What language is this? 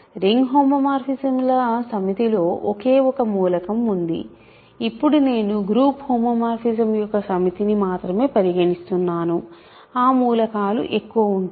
Telugu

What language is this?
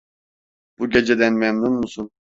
Turkish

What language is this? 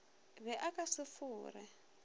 Northern Sotho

